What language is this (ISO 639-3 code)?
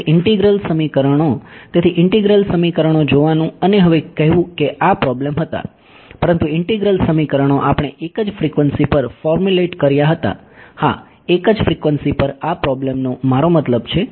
guj